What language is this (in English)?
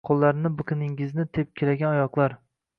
Uzbek